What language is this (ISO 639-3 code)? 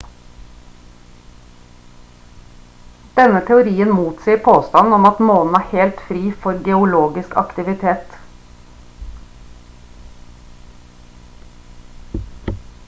nob